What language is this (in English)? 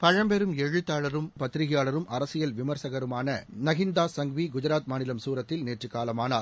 Tamil